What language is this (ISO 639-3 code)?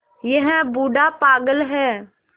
hin